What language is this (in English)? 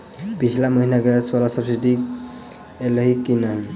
Maithili